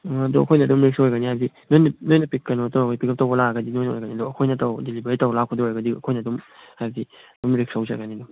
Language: Manipuri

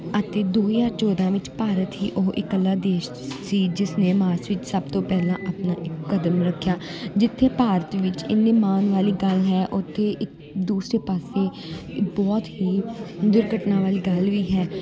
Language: Punjabi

